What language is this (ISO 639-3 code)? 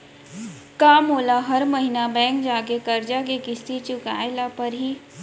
hne